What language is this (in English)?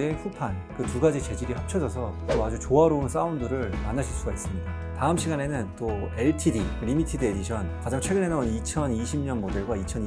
Korean